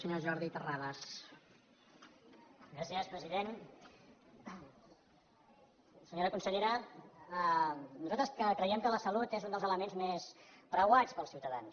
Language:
Catalan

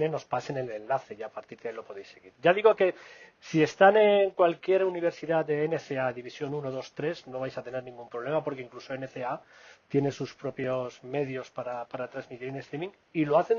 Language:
Spanish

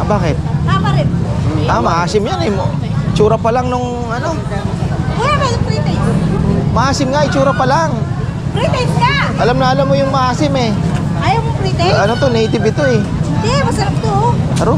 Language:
Filipino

